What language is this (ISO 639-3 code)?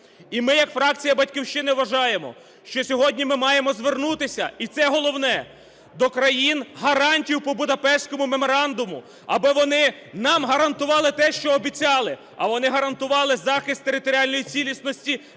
ukr